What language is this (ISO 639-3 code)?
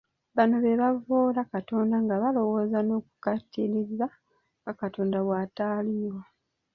lug